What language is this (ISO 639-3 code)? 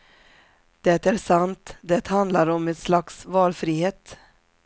swe